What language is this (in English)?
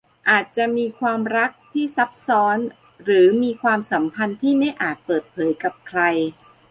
Thai